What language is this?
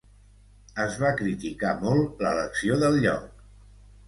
Catalan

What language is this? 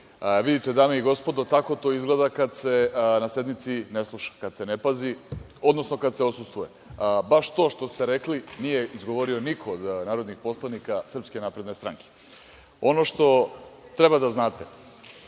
Serbian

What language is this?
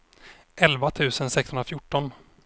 Swedish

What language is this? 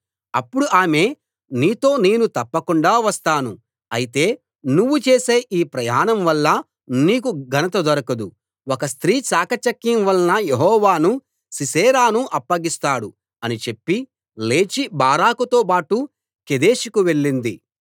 Telugu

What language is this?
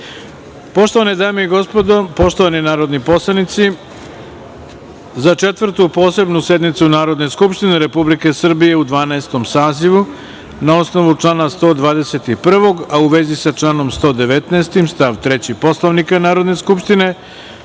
Serbian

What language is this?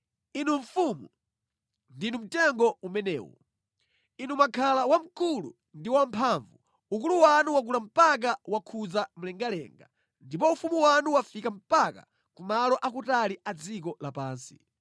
Nyanja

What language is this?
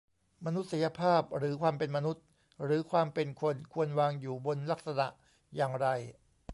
Thai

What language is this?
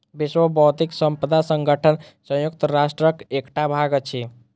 Maithili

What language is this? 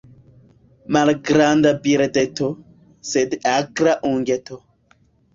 Esperanto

